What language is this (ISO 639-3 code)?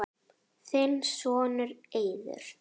isl